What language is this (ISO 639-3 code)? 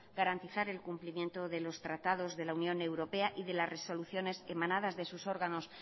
spa